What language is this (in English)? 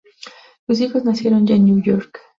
Spanish